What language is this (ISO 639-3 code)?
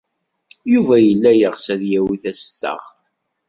kab